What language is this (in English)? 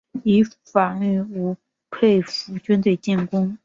Chinese